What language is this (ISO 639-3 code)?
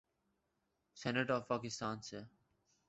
urd